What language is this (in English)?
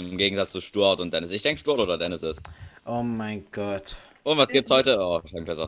German